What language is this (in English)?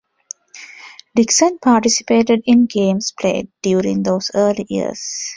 English